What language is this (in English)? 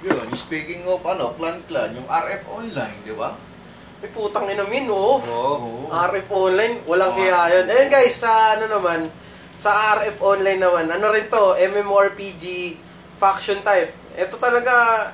Filipino